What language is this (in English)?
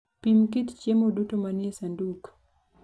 Luo (Kenya and Tanzania)